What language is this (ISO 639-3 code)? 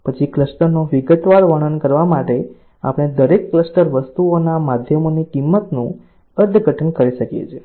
guj